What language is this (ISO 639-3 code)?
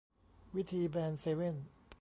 tha